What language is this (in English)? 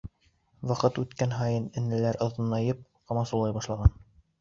Bashkir